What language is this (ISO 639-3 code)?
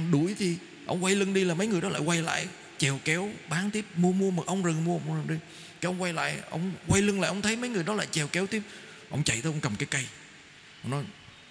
vie